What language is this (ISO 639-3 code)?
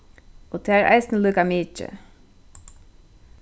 fao